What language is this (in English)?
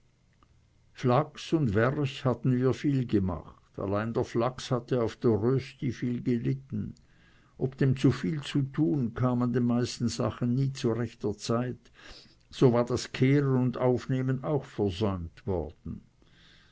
German